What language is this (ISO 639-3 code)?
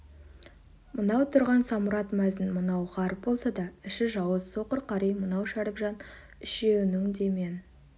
kaz